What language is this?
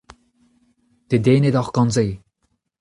Breton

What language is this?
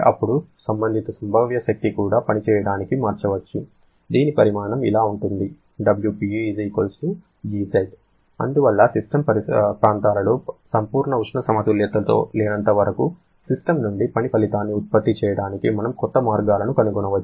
Telugu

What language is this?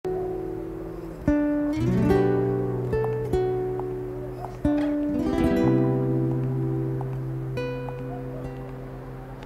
Turkish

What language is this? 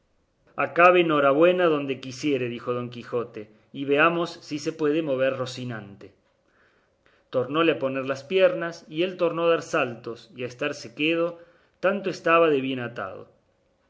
Spanish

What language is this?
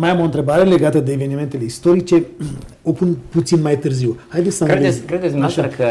Romanian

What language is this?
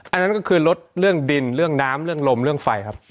Thai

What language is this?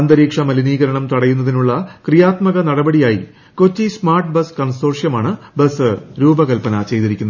Malayalam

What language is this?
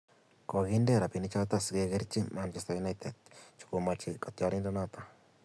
Kalenjin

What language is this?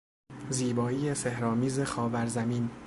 Persian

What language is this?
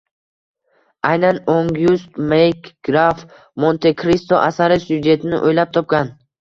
Uzbek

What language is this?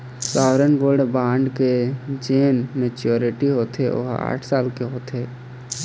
Chhattisgarhi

